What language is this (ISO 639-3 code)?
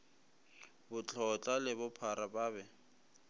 nso